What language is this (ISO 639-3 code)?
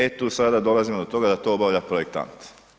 hrv